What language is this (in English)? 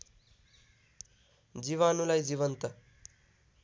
Nepali